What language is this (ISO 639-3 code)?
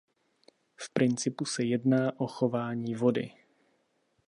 ces